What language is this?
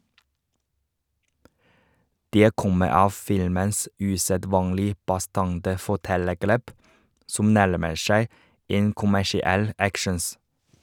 Norwegian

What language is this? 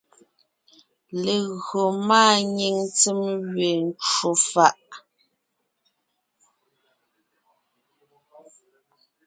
Ngiemboon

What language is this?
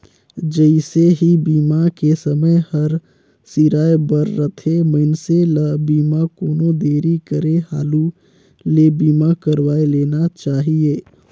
Chhattisgarhi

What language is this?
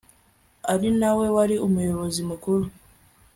Kinyarwanda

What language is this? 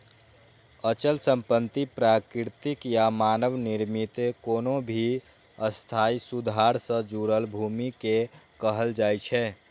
Maithili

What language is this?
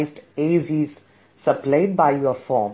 Malayalam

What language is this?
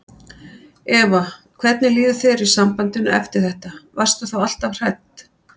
Icelandic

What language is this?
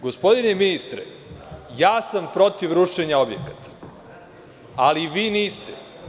Serbian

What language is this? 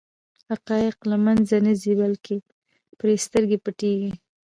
Pashto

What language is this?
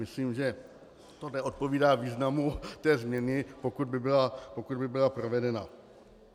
Czech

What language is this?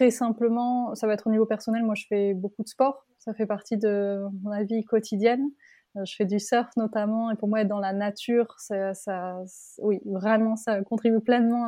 French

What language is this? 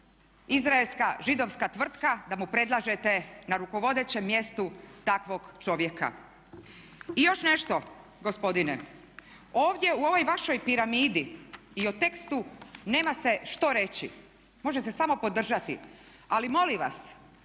Croatian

